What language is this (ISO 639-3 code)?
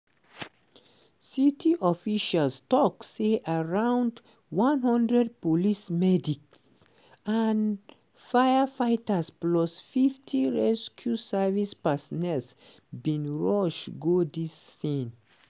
pcm